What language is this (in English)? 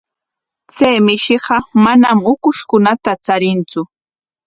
Corongo Ancash Quechua